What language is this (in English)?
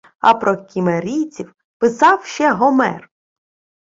Ukrainian